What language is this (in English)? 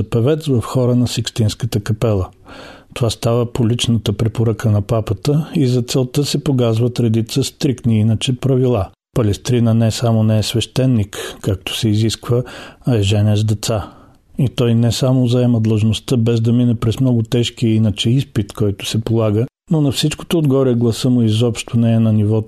Bulgarian